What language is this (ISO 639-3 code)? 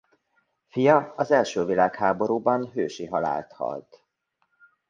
hun